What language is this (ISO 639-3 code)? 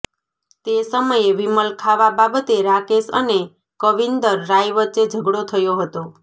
guj